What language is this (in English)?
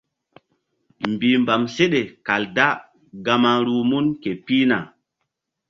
Mbum